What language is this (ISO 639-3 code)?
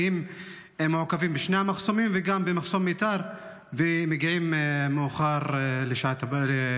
heb